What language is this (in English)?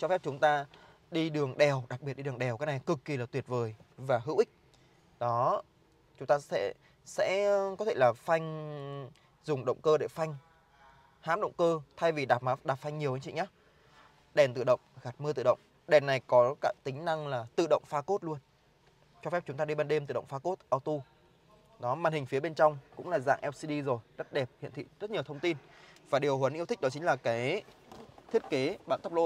Vietnamese